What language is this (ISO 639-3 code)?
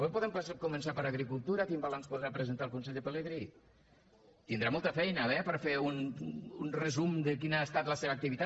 cat